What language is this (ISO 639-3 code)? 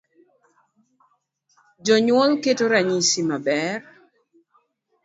luo